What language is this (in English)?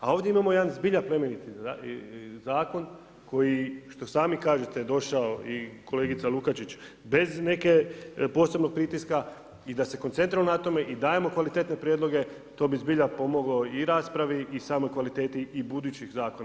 Croatian